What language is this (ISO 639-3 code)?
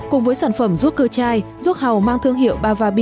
vie